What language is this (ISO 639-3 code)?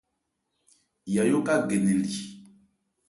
ebr